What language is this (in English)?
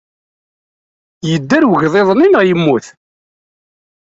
Kabyle